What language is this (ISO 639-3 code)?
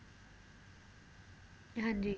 pan